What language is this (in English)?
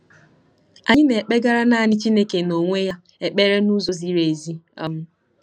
Igbo